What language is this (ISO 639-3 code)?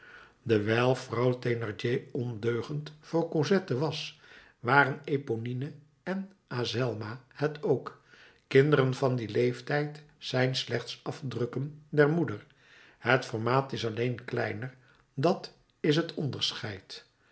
nld